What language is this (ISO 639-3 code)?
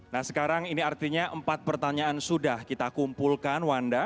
ind